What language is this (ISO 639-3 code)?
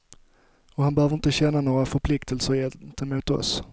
swe